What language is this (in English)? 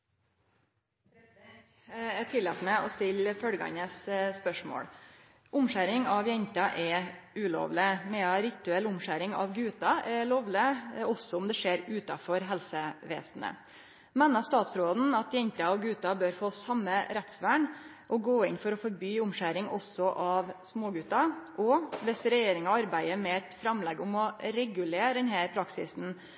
Norwegian Nynorsk